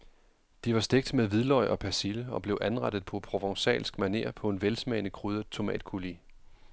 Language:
Danish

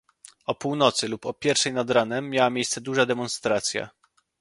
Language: Polish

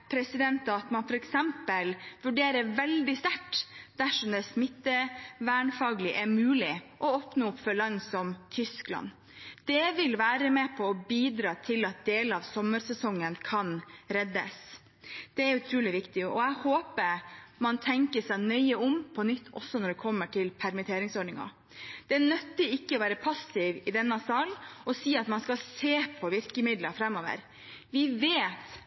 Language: Norwegian Bokmål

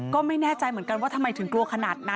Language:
Thai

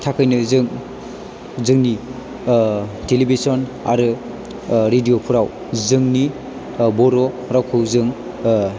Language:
Bodo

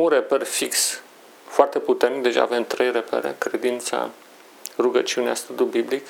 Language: Romanian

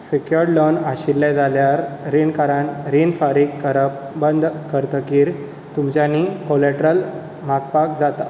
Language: Konkani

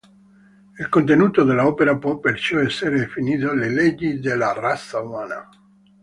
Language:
Italian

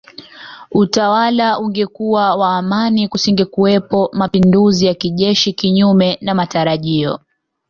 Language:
Swahili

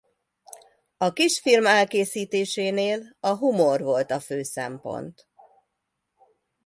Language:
Hungarian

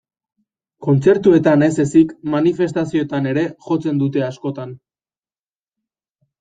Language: Basque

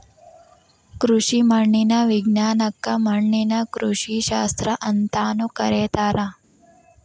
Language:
Kannada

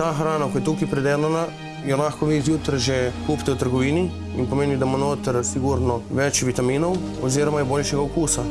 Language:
Slovenian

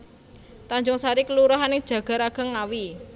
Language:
Javanese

